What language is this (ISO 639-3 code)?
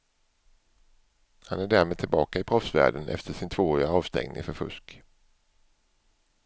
swe